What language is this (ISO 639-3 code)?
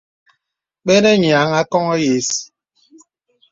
beb